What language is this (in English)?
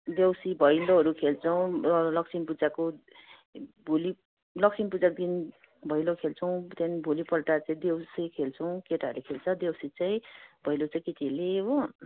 Nepali